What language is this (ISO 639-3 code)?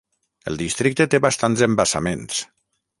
cat